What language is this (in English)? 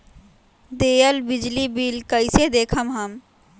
Magahi